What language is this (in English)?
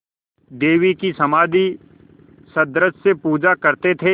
Hindi